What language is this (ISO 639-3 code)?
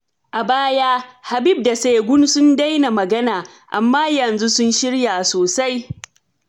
hau